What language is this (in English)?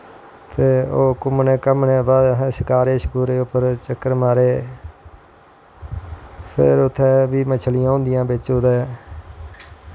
Dogri